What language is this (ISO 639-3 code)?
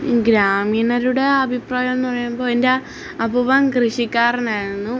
mal